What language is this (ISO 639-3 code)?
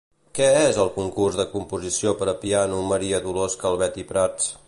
cat